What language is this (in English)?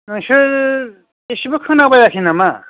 Bodo